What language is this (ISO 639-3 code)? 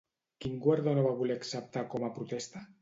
cat